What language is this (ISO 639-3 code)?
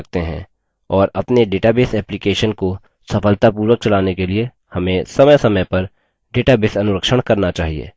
hin